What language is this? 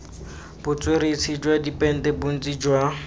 Tswana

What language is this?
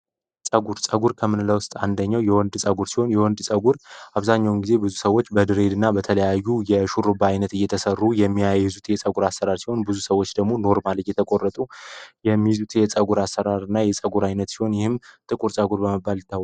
Amharic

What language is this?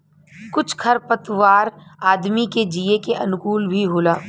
Bhojpuri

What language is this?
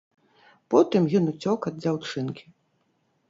Belarusian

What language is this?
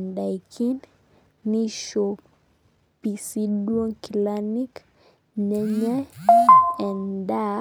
Masai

